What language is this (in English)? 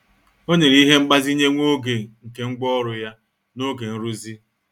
Igbo